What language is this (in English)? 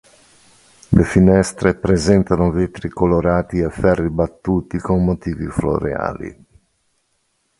Italian